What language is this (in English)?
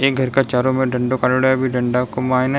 Rajasthani